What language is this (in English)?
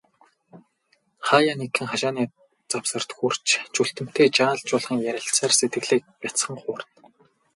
Mongolian